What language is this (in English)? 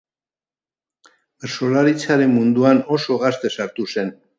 Basque